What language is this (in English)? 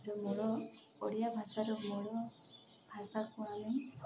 Odia